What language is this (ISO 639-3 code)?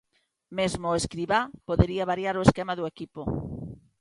glg